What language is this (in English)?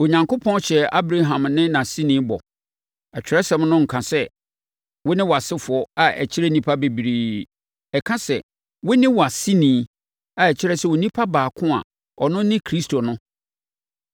Akan